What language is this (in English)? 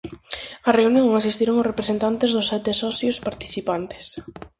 Galician